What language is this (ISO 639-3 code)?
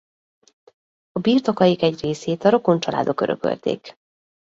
hun